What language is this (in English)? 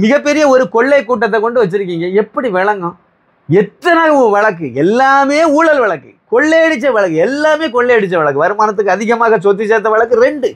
Tamil